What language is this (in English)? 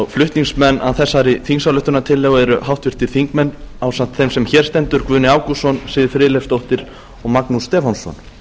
Icelandic